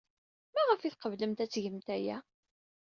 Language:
Kabyle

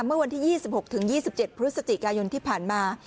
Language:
Thai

